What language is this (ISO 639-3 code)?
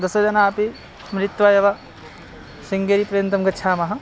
san